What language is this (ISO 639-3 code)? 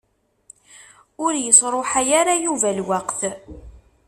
kab